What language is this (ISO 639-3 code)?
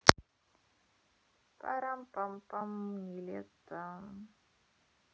rus